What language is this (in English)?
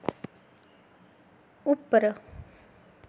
Dogri